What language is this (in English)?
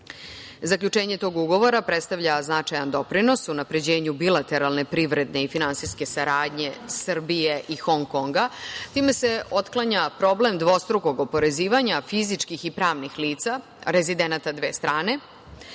Serbian